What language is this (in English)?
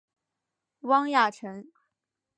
Chinese